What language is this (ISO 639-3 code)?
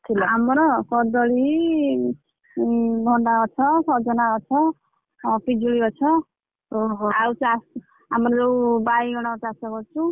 ori